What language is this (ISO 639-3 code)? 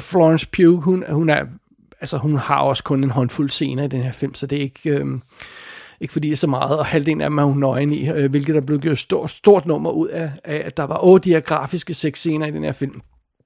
dan